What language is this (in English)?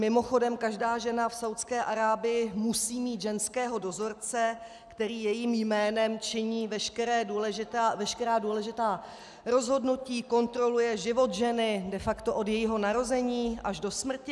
Czech